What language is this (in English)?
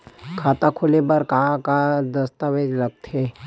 Chhattisgarhi